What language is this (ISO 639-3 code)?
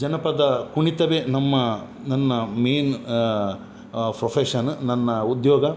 kan